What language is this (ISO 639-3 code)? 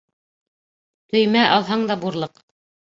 bak